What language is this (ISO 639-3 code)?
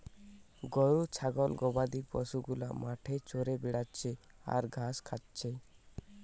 ben